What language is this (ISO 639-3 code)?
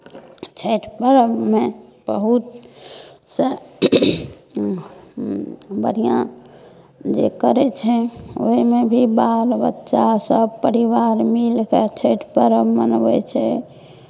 mai